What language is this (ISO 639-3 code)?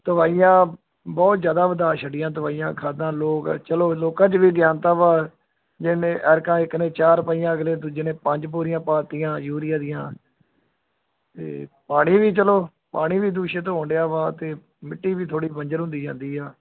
pan